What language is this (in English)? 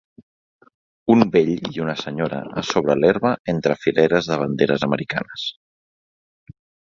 Catalan